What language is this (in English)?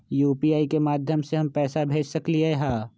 Magahi